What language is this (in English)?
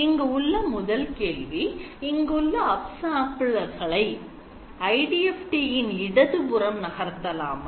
Tamil